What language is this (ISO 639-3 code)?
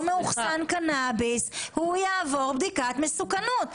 heb